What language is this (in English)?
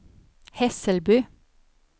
Swedish